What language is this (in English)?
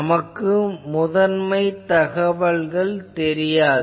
Tamil